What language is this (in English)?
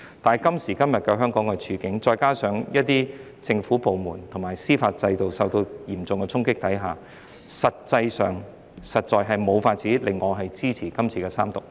Cantonese